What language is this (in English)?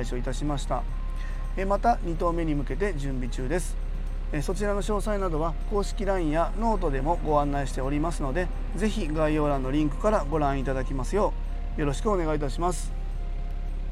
Japanese